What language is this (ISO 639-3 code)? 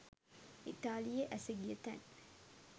sin